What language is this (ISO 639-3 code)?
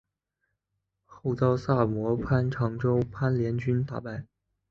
zho